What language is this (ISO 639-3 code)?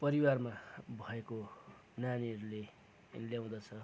nep